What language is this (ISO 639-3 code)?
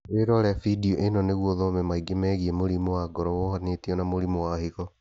kik